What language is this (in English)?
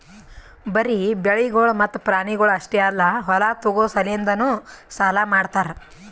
Kannada